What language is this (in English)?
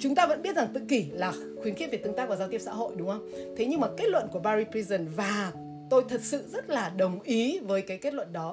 Vietnamese